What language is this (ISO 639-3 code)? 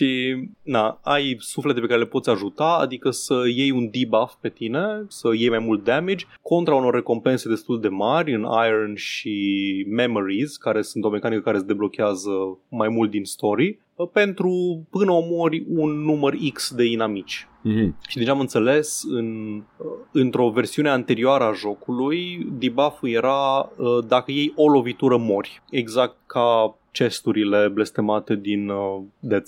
ron